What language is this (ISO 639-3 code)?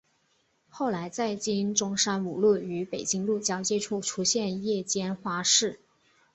zho